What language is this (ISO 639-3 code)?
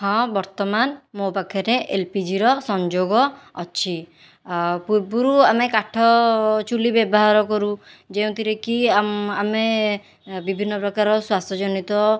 ori